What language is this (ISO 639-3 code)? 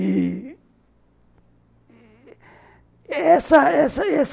por